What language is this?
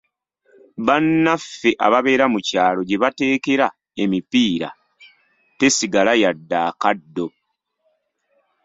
Ganda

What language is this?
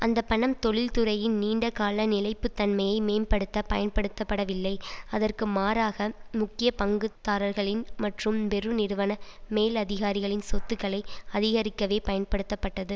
Tamil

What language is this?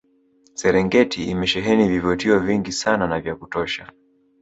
Swahili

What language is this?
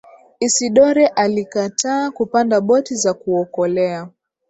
Swahili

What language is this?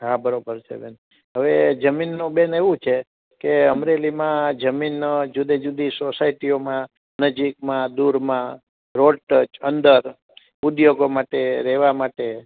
Gujarati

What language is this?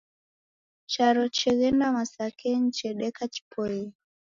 Taita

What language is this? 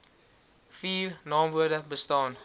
Afrikaans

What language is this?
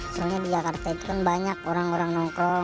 Indonesian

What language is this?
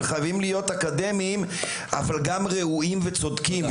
Hebrew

